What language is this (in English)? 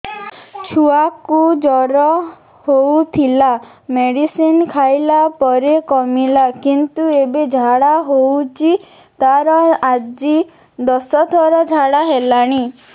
Odia